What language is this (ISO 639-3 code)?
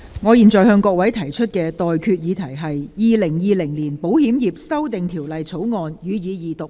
yue